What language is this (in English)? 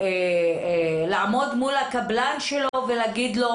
Hebrew